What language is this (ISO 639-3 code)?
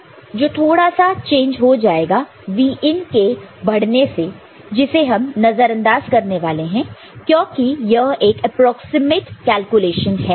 hin